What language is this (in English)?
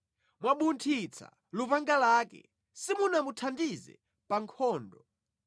Nyanja